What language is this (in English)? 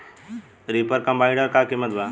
Bhojpuri